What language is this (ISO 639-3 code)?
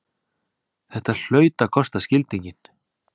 isl